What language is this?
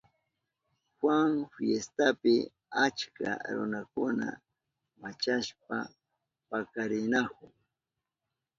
Southern Pastaza Quechua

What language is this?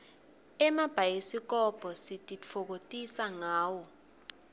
Swati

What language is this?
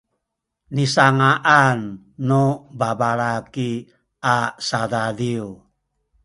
Sakizaya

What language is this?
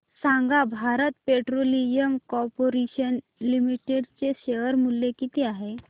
Marathi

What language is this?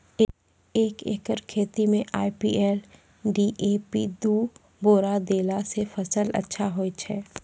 Maithili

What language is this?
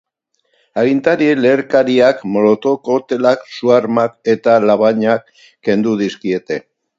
Basque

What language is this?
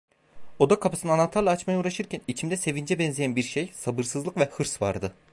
Turkish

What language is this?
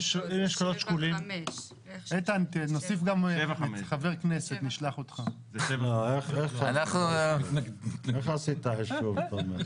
Hebrew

